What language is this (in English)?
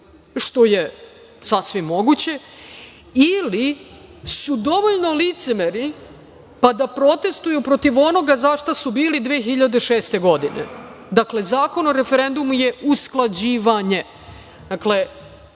Serbian